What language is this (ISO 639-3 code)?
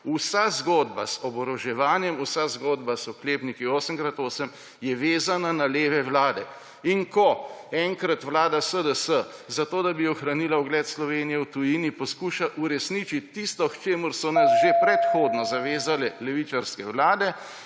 slv